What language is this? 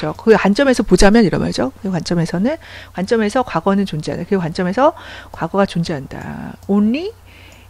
Korean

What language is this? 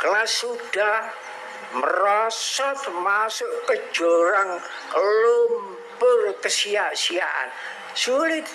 Indonesian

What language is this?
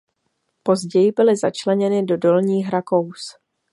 Czech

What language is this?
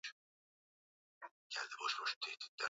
Swahili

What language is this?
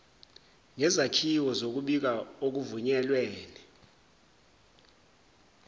Zulu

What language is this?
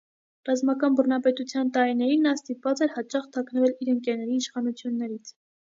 Armenian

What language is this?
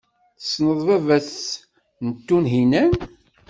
Kabyle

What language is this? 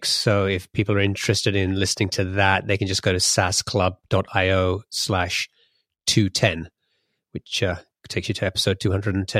English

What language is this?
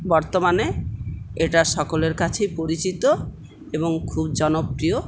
Bangla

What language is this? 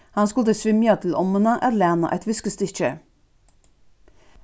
Faroese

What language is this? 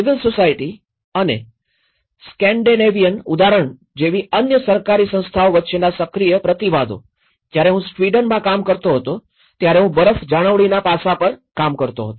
Gujarati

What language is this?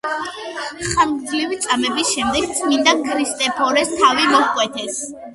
Georgian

